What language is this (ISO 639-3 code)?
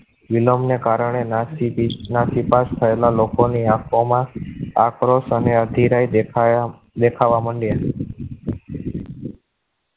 guj